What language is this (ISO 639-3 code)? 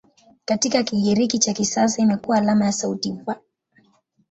swa